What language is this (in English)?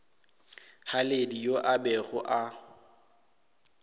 Northern Sotho